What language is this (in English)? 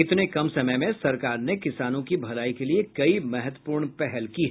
Hindi